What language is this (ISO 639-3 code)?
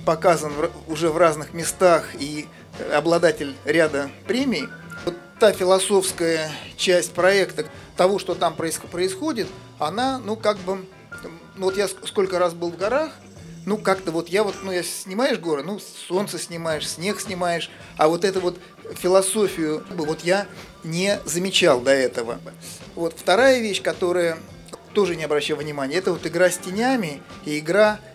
rus